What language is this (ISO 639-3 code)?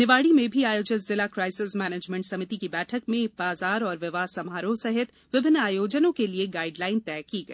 hin